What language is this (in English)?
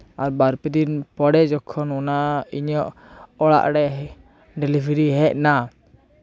Santali